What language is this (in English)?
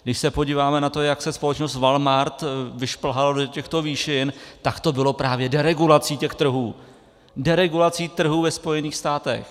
Czech